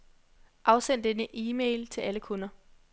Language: Danish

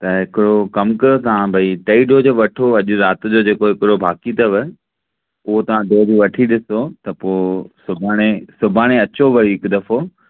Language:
Sindhi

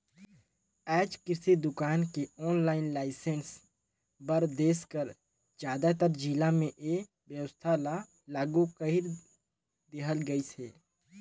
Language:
Chhattisgarhi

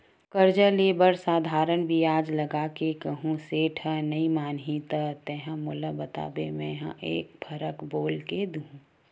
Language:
Chhattisgarhi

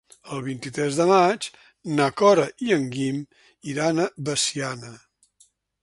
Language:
Catalan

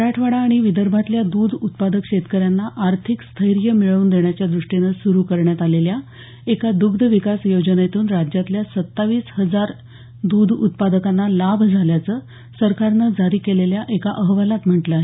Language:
Marathi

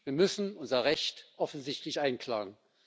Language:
German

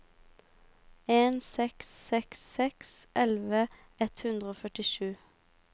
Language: Norwegian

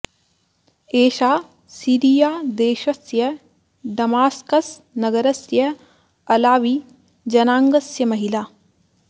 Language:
Sanskrit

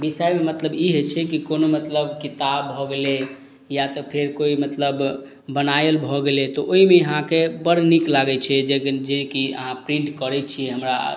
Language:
Maithili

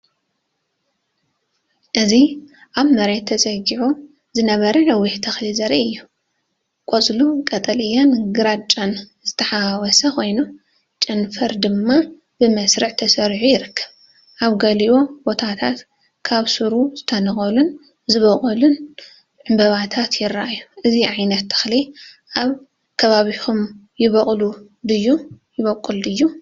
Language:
Tigrinya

